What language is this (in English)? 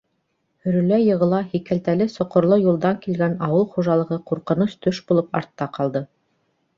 Bashkir